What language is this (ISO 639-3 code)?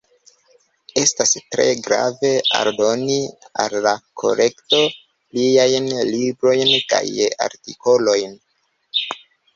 epo